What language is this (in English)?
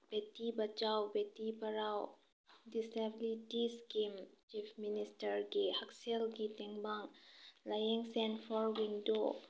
Manipuri